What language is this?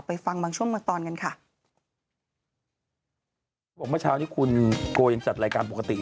Thai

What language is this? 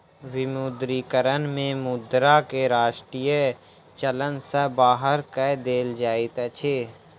Maithili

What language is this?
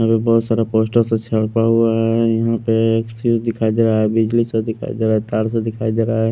Hindi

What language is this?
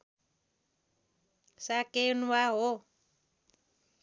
Nepali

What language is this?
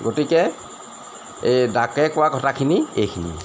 Assamese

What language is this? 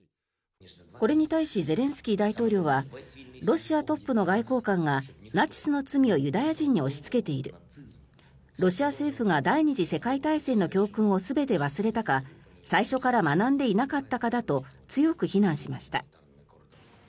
Japanese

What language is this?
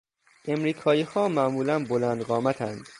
Persian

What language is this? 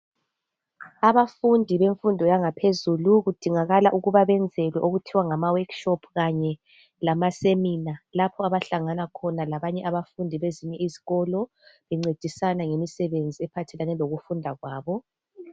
North Ndebele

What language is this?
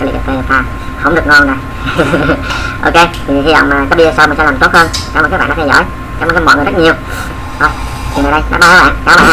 Vietnamese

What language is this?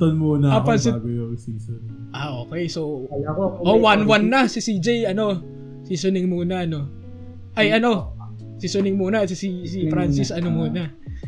Filipino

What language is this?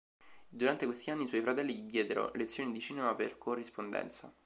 Italian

